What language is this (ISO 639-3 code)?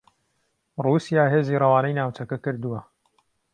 ckb